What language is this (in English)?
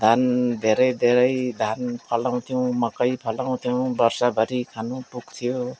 Nepali